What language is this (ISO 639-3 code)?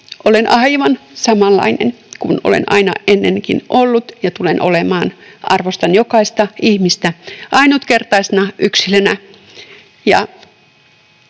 fin